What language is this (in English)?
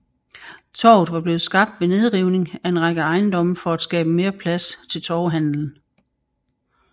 Danish